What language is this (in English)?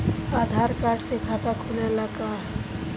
Bhojpuri